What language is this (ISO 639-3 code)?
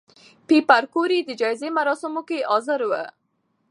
pus